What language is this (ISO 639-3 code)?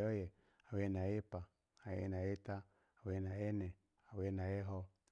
ala